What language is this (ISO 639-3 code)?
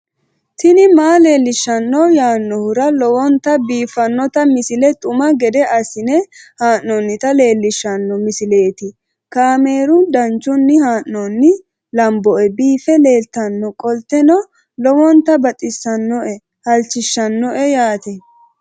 sid